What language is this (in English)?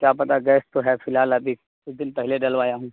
Urdu